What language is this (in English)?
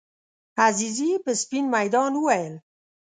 Pashto